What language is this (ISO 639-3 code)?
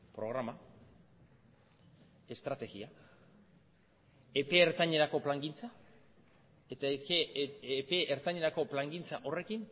eus